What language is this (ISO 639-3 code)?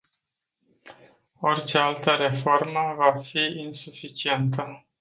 ron